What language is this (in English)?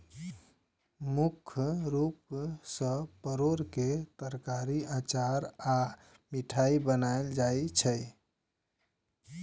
Maithili